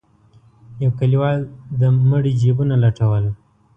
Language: Pashto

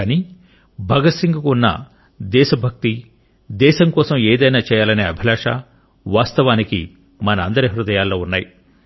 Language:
Telugu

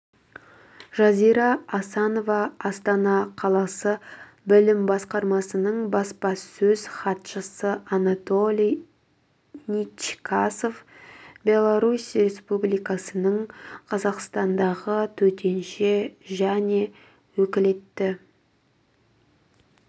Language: Kazakh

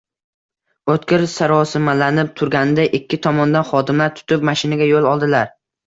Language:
Uzbek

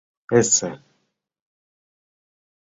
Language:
Mari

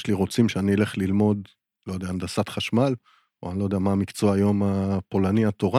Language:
Hebrew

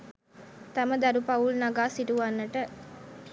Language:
Sinhala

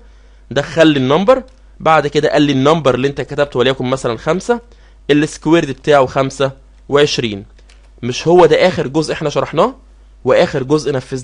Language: Arabic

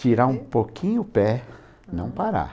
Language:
Portuguese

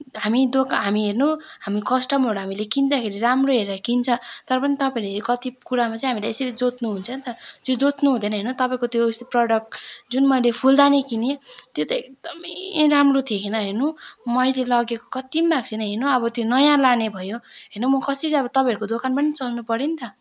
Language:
Nepali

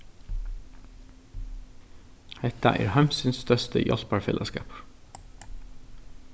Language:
Faroese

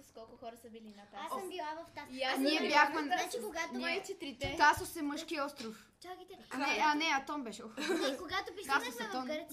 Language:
Bulgarian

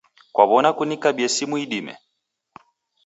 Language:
Taita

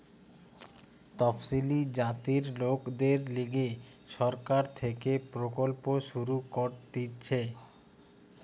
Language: Bangla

